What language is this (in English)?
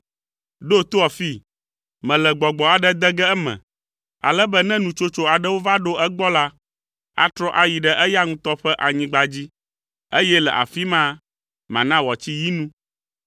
Ewe